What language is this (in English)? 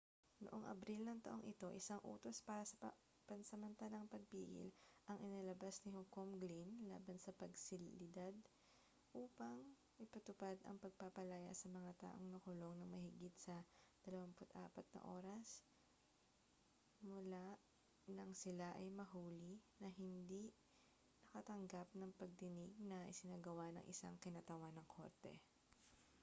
Filipino